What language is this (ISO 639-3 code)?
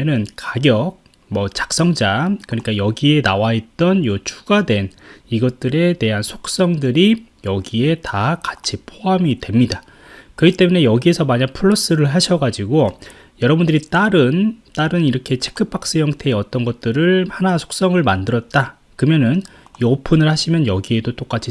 kor